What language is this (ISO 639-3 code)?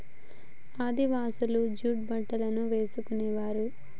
tel